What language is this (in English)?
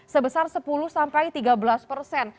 Indonesian